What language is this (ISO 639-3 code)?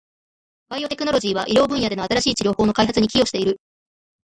jpn